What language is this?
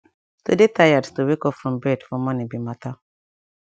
Nigerian Pidgin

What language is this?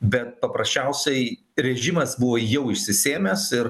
Lithuanian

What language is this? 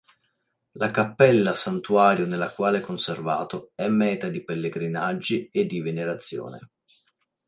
Italian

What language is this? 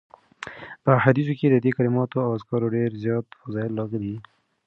Pashto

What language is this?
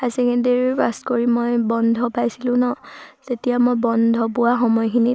Assamese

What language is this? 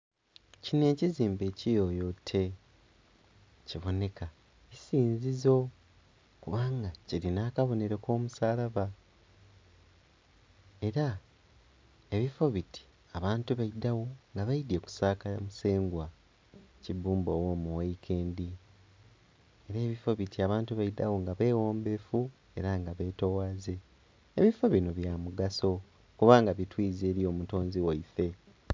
Soga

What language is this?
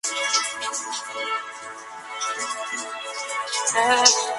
Spanish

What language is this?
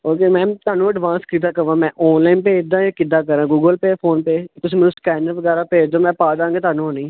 Punjabi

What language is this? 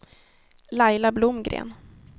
Swedish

